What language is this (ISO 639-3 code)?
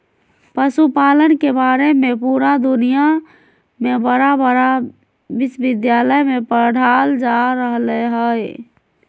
mag